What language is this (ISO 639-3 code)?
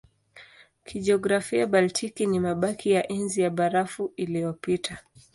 swa